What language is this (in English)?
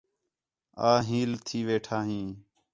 Khetrani